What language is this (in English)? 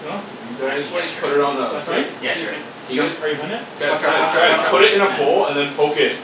English